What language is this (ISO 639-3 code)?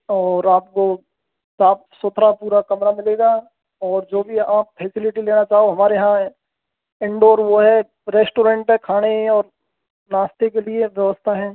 hin